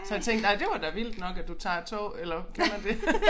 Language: Danish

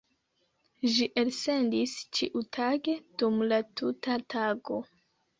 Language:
Esperanto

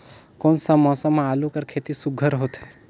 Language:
Chhattisgarhi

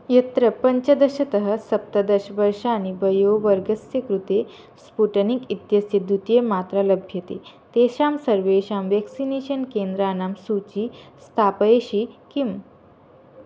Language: Sanskrit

